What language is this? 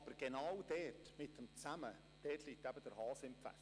Swiss German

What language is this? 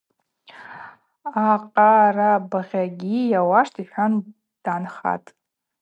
Abaza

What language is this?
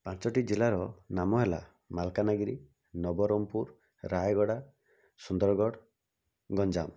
Odia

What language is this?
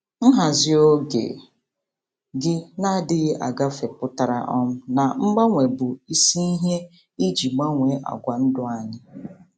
Igbo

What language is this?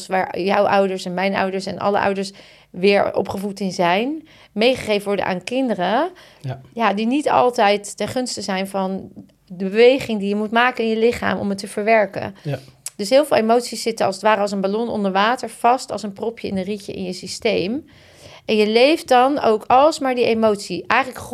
Dutch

